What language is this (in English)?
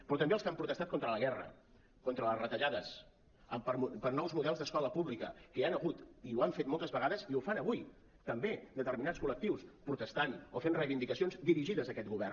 Catalan